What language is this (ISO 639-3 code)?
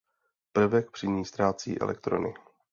ces